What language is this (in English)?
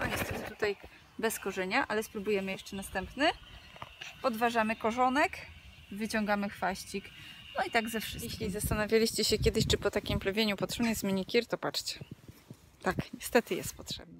Polish